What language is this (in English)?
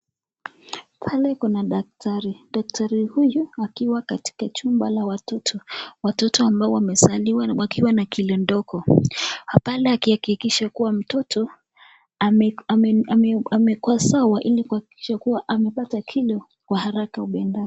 Swahili